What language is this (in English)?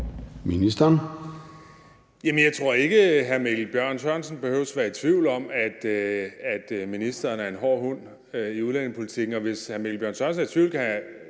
Danish